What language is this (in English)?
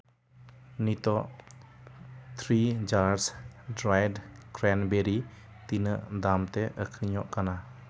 Santali